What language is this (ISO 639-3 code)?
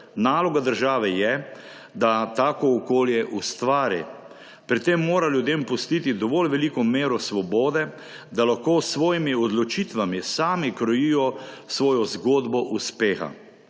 slv